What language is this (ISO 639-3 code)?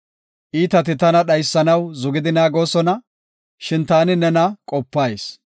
gof